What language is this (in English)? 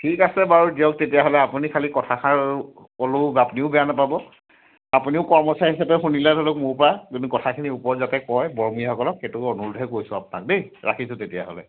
Assamese